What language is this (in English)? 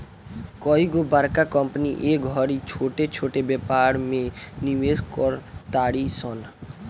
Bhojpuri